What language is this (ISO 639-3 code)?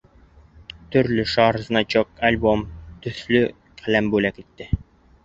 bak